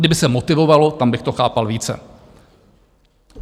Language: Czech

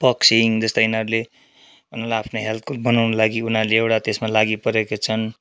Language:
Nepali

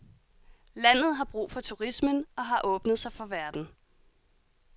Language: Danish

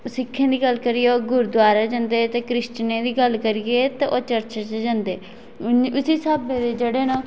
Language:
Dogri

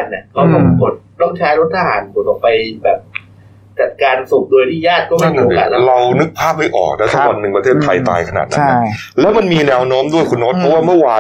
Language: Thai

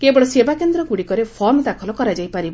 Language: Odia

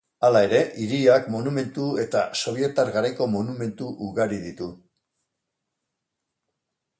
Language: Basque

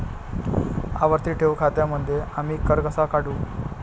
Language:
Marathi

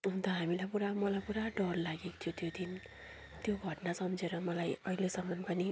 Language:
Nepali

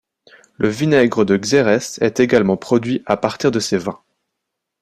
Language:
French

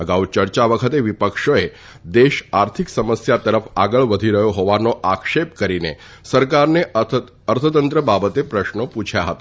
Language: Gujarati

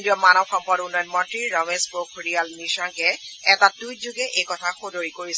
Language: Assamese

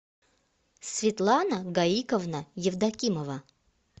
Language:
Russian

